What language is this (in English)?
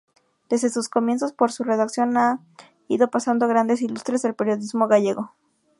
Spanish